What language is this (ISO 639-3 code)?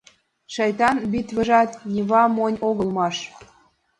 chm